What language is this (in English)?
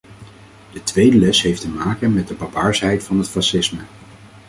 Dutch